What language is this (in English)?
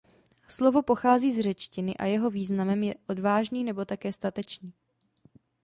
Czech